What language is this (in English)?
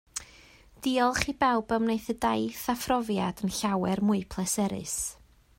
Welsh